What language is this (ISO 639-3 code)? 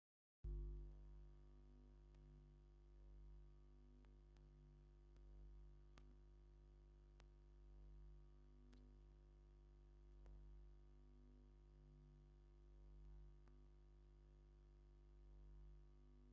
tir